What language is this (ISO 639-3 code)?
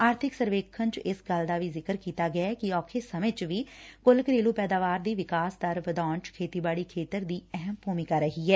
pan